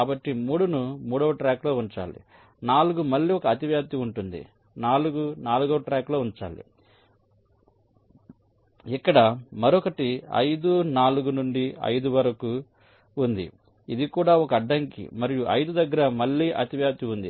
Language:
Telugu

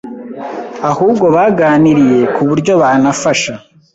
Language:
Kinyarwanda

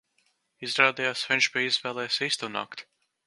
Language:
Latvian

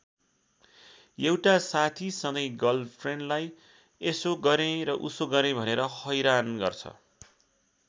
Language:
Nepali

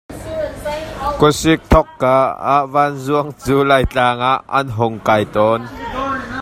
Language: Hakha Chin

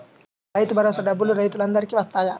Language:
Telugu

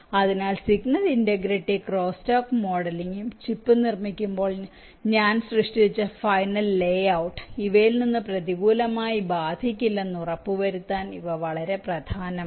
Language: Malayalam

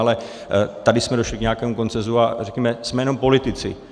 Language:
Czech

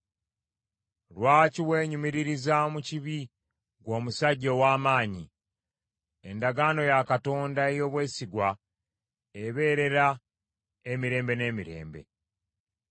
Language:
Ganda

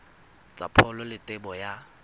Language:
Tswana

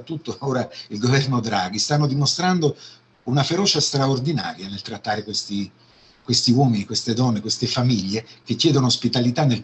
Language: Italian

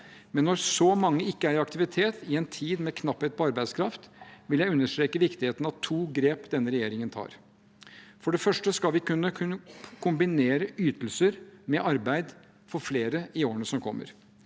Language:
Norwegian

